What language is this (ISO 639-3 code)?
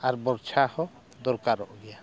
sat